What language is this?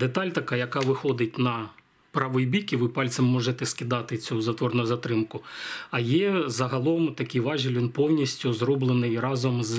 Ukrainian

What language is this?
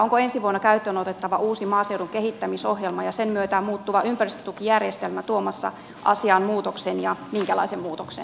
Finnish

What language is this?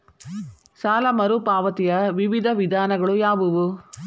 Kannada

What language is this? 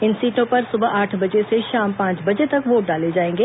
Hindi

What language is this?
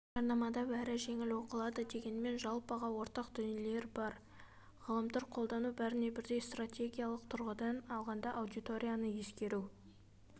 Kazakh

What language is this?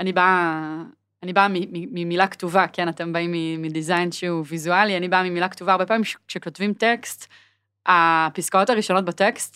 Hebrew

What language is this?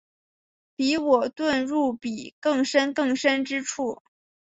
Chinese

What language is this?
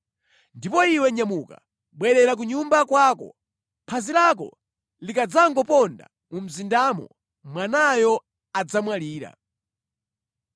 Nyanja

